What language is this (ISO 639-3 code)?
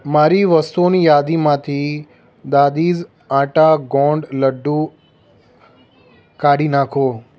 guj